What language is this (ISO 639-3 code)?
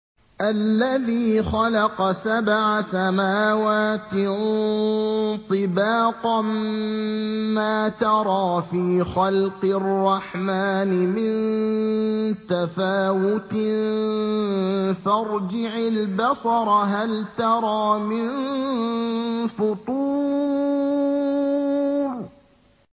ara